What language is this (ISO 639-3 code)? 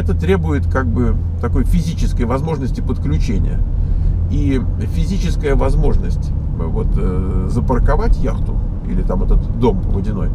rus